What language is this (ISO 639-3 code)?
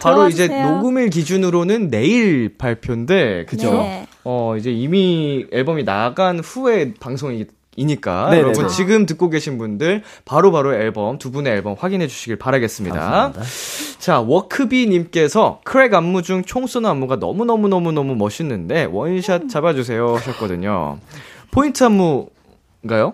kor